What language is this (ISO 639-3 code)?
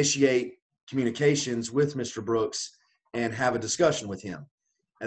eng